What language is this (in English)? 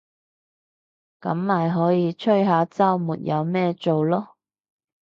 Cantonese